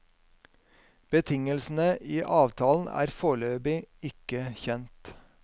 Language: Norwegian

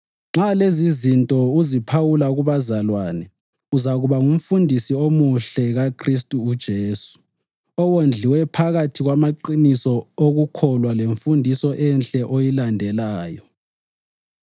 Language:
North Ndebele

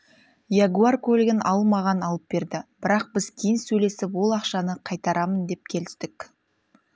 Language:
Kazakh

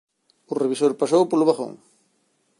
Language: Galician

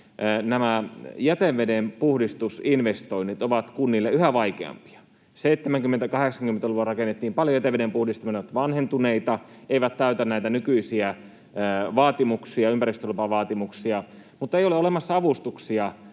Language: Finnish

